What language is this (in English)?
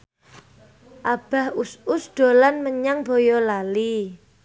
Javanese